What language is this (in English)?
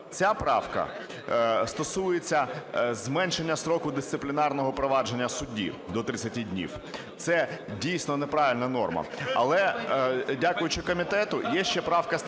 Ukrainian